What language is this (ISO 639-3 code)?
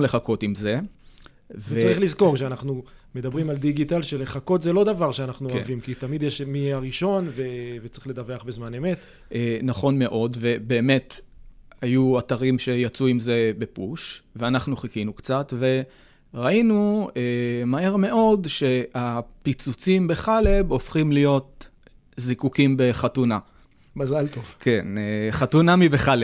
heb